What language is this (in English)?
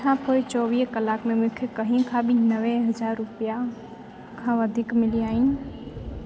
Sindhi